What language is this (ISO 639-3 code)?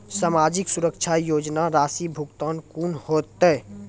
mai